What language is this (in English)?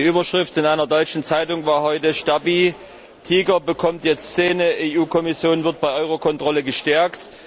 German